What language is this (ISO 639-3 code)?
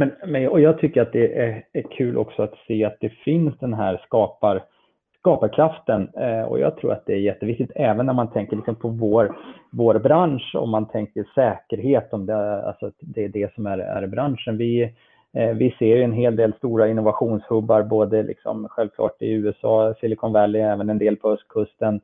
swe